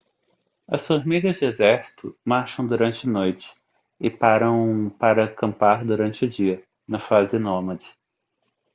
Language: Portuguese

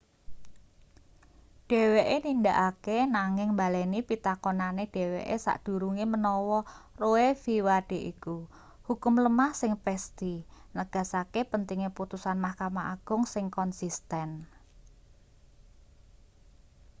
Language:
Javanese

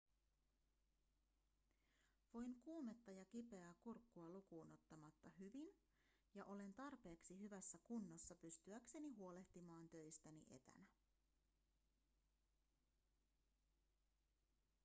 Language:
Finnish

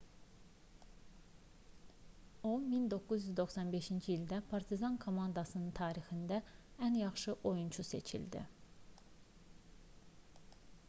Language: Azerbaijani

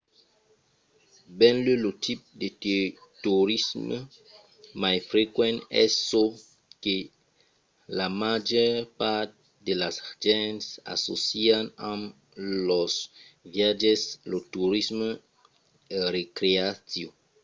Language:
Occitan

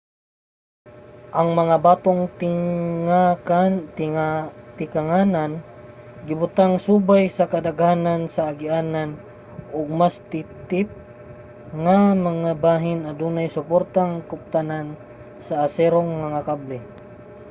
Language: Cebuano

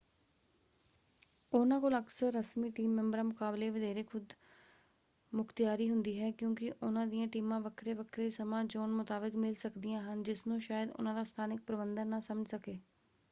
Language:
Punjabi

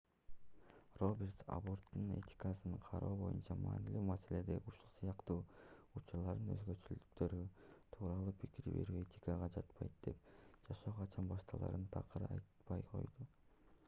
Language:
Kyrgyz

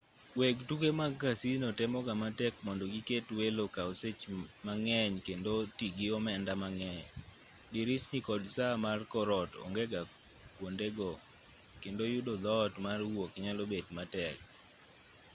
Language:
Luo (Kenya and Tanzania)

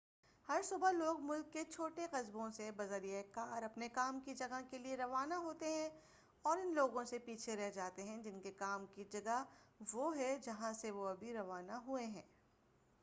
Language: Urdu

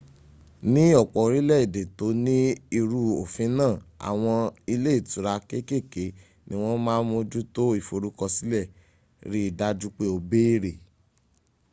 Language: Yoruba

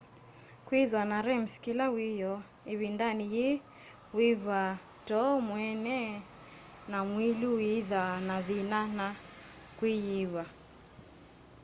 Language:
Kamba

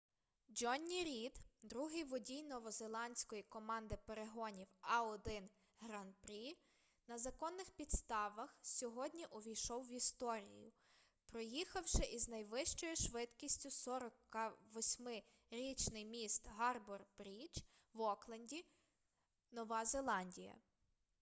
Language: Ukrainian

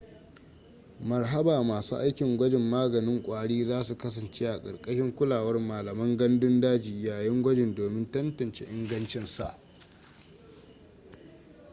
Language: Hausa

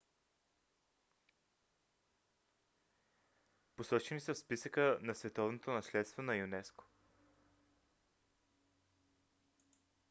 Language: Bulgarian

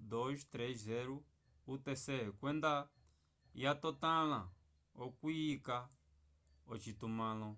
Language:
Umbundu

